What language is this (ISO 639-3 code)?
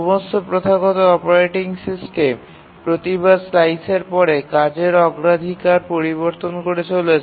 ben